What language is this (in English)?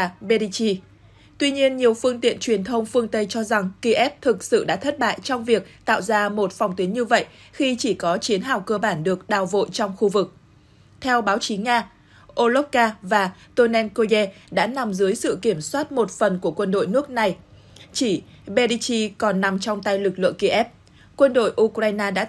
Vietnamese